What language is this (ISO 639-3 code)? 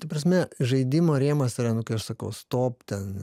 lit